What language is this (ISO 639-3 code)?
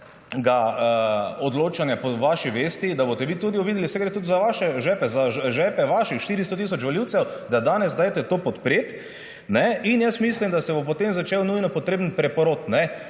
slv